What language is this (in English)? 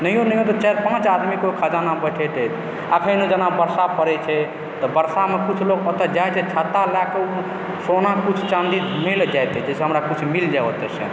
Maithili